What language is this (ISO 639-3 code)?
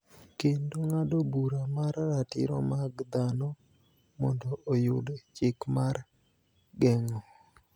luo